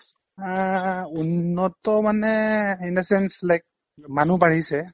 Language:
Assamese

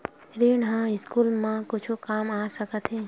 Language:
Chhattisgarhi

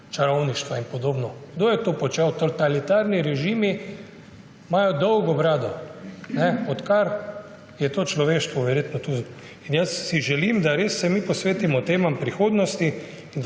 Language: Slovenian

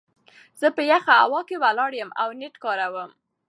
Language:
Pashto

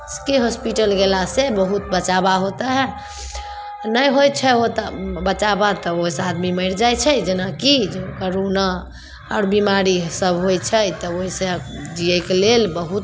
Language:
Maithili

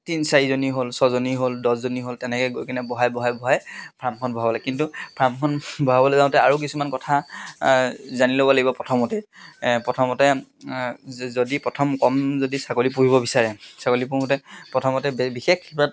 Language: Assamese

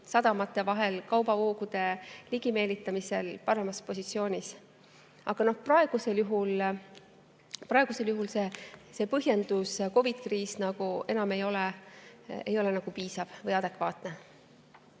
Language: Estonian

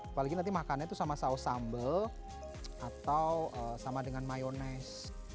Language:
Indonesian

